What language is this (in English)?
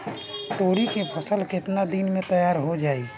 Bhojpuri